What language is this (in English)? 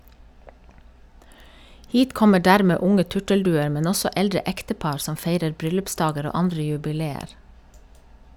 Norwegian